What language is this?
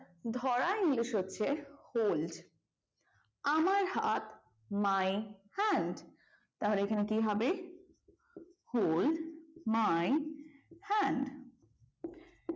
Bangla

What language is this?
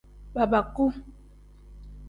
Tem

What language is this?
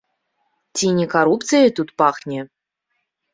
Belarusian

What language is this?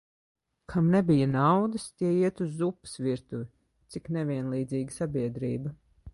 Latvian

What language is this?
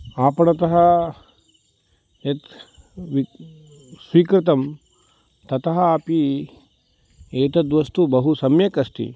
Sanskrit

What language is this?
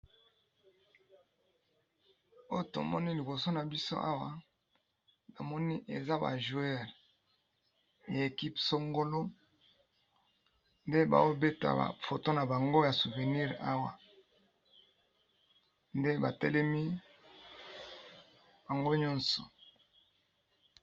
Lingala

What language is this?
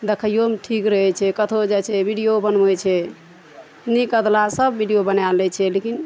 Maithili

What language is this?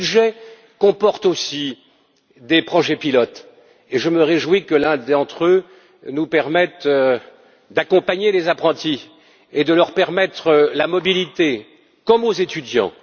French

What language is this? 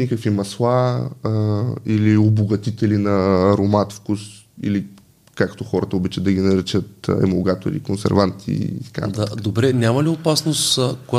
Bulgarian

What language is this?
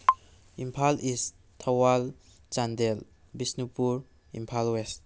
Manipuri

